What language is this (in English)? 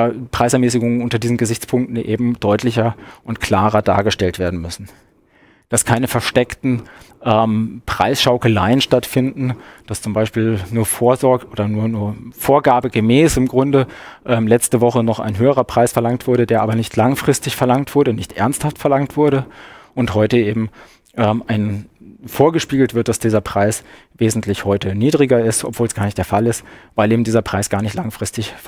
German